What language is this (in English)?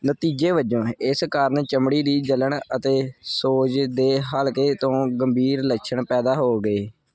Punjabi